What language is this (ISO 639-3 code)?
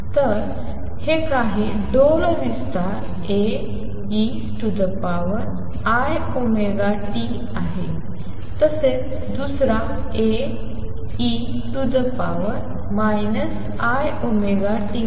mar